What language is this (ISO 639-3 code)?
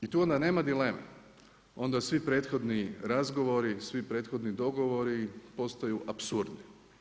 hrv